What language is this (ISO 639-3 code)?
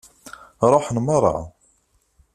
kab